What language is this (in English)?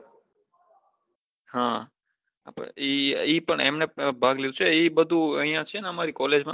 Gujarati